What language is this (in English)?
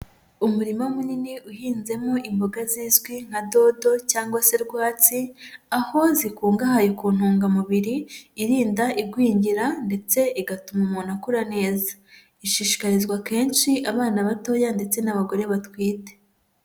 Kinyarwanda